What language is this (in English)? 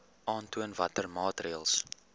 Afrikaans